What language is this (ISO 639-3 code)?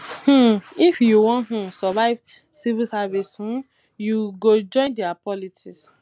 pcm